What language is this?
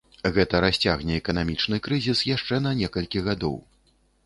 Belarusian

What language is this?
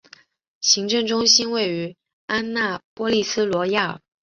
Chinese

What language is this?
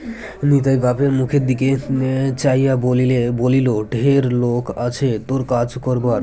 Bangla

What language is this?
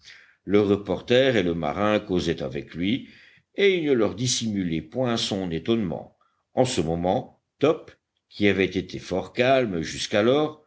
French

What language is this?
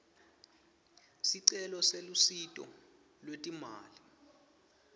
Swati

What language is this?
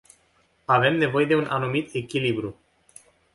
Romanian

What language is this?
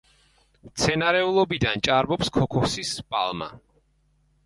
Georgian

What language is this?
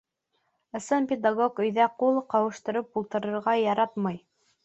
Bashkir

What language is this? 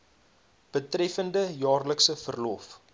Afrikaans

